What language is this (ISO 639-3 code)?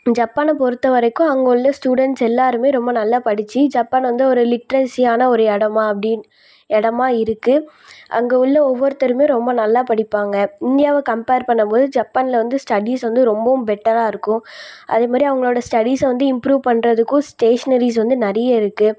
tam